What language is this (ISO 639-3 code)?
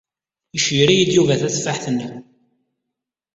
kab